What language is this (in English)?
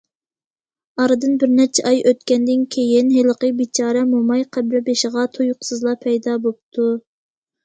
Uyghur